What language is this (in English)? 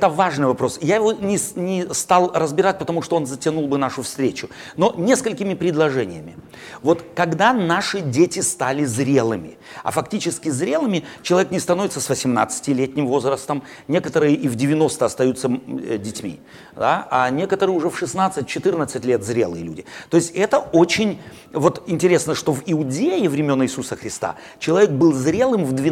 Russian